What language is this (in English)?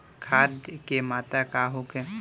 Bhojpuri